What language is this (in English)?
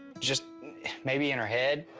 English